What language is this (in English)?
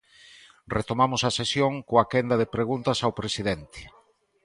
Galician